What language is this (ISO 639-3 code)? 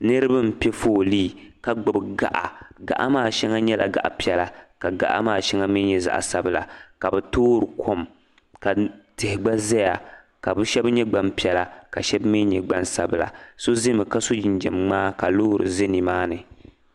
dag